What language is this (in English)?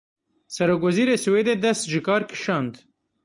Kurdish